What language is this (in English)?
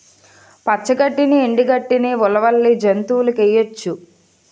Telugu